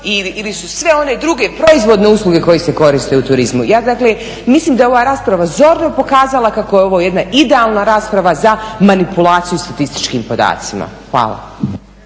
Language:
Croatian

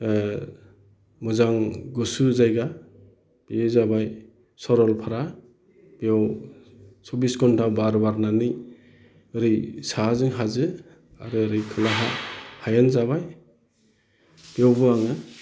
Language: Bodo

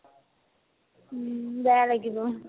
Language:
Assamese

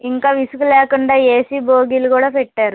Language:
Telugu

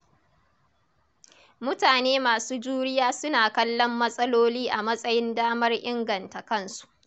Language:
Hausa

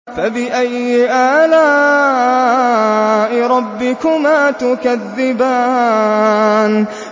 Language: Arabic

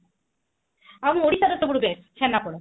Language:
Odia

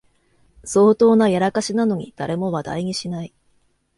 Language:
Japanese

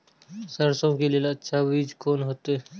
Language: Maithili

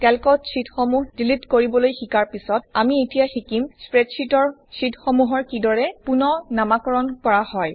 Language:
Assamese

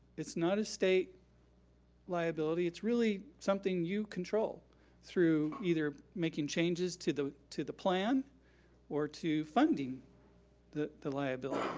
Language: English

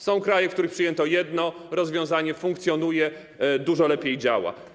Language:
Polish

